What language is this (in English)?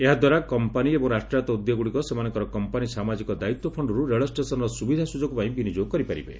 Odia